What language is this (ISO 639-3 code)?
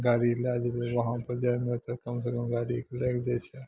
mai